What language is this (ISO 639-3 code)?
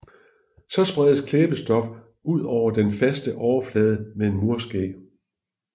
dan